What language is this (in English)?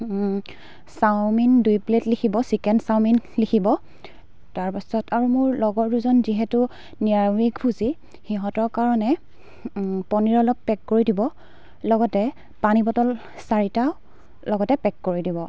Assamese